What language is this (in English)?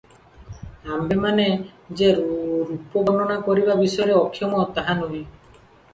Odia